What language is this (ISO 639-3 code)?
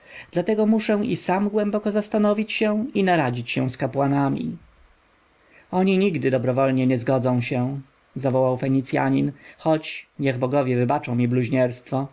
pol